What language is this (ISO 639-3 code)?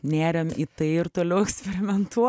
lit